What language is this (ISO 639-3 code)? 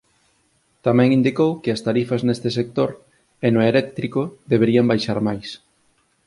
glg